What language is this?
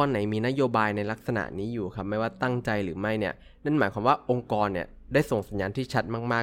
Thai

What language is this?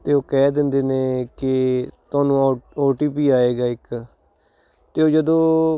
Punjabi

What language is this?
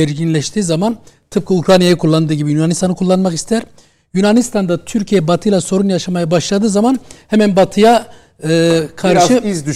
Turkish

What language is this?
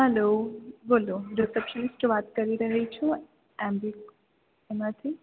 Gujarati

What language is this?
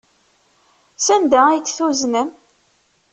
Kabyle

